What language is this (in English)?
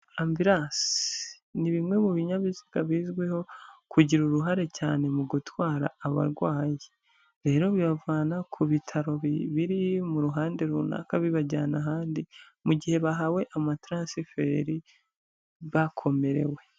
Kinyarwanda